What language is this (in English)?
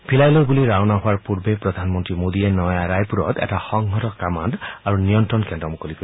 Assamese